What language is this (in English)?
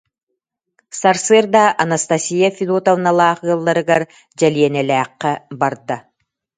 Yakut